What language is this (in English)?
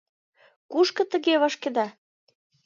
Mari